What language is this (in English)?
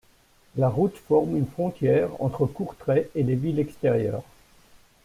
French